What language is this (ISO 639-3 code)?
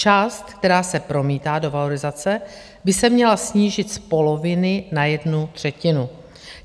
ces